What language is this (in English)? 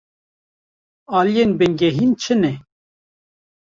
Kurdish